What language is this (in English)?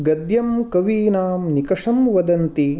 Sanskrit